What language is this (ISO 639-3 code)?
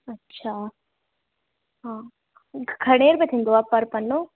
snd